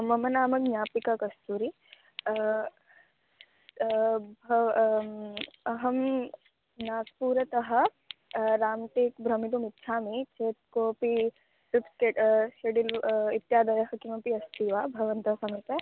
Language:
Sanskrit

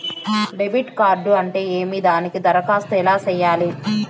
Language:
Telugu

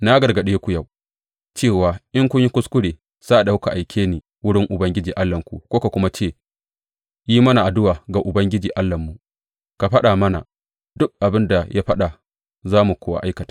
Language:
Hausa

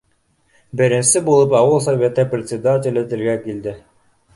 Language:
Bashkir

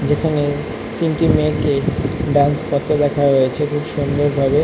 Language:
Bangla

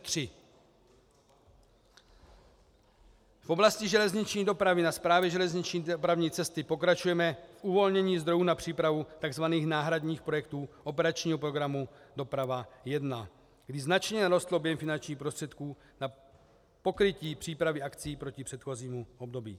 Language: Czech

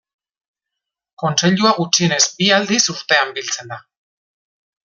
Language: Basque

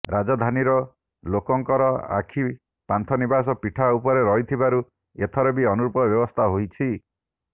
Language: Odia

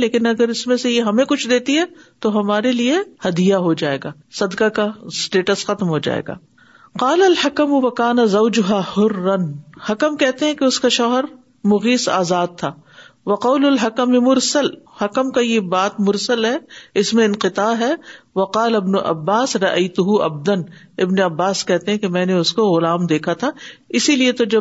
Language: Urdu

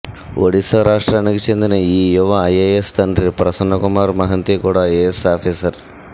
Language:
Telugu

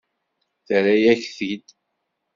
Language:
Kabyle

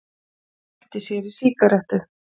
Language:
Icelandic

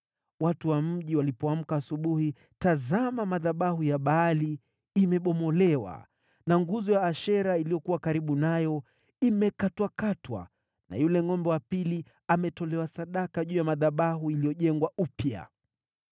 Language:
Swahili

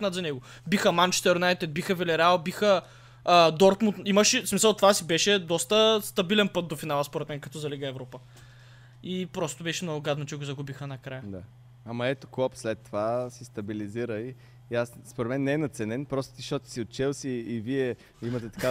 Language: Bulgarian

